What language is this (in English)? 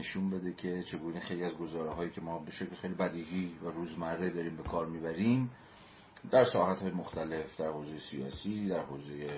Persian